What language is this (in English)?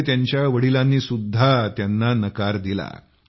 Marathi